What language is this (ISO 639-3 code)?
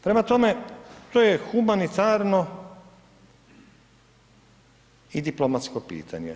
hrv